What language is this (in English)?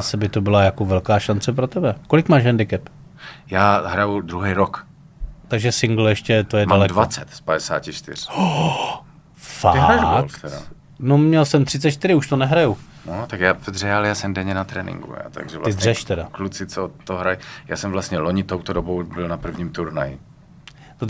Czech